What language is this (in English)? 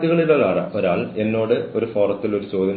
Malayalam